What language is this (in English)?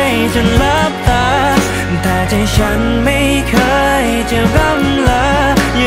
Thai